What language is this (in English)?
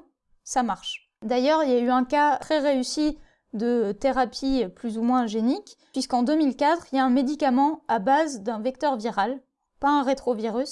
French